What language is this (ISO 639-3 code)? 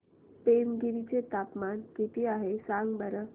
mar